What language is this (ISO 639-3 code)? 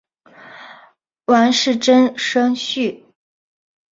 zho